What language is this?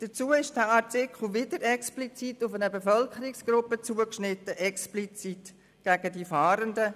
Swiss German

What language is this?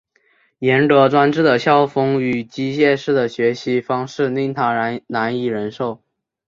Chinese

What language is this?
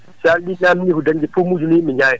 Fula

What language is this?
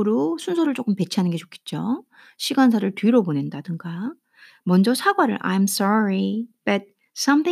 Korean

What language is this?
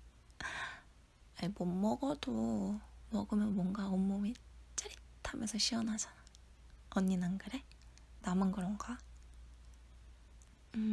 Korean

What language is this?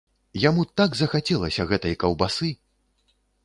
Belarusian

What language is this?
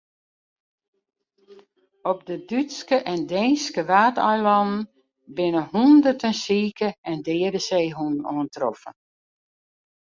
Western Frisian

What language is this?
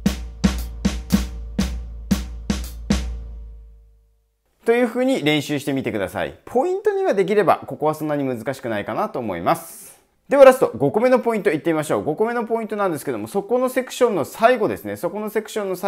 Japanese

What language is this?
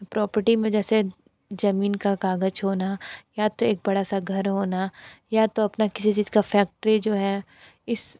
Hindi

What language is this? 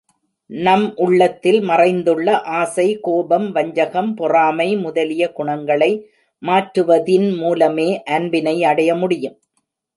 Tamil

